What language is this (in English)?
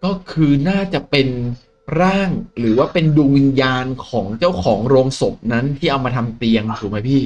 Thai